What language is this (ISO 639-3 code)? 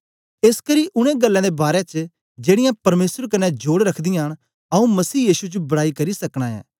doi